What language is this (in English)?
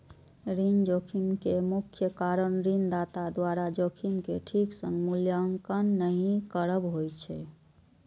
Maithili